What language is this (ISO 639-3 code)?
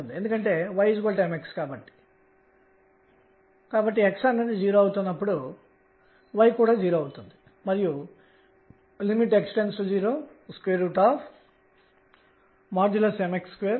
tel